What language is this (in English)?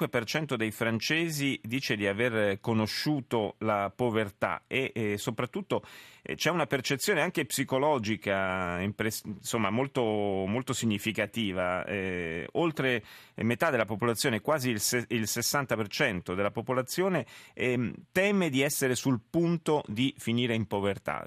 Italian